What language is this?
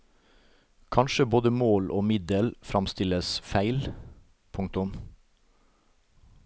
Norwegian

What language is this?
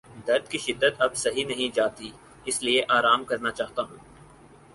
Urdu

